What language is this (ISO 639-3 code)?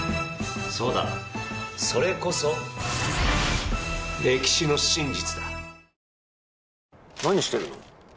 jpn